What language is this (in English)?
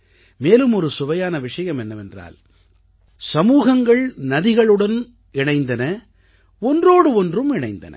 Tamil